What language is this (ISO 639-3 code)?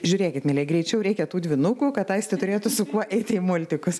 lit